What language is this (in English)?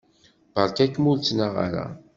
Kabyle